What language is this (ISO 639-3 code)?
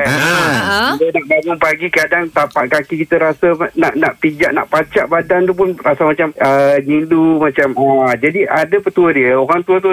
msa